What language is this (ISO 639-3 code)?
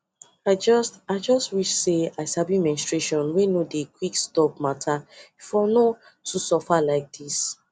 pcm